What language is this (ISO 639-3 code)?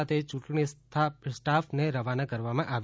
guj